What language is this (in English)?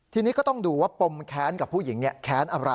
Thai